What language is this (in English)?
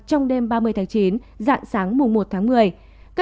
Vietnamese